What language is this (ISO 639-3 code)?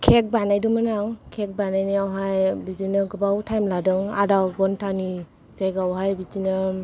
brx